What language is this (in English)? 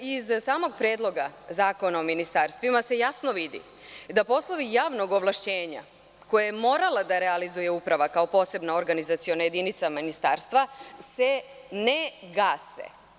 Serbian